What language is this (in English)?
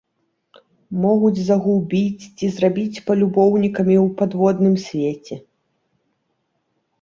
Belarusian